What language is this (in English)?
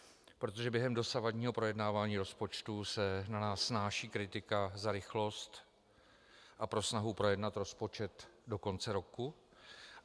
Czech